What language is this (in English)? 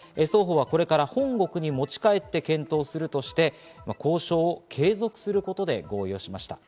Japanese